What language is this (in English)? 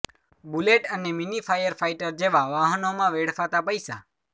Gujarati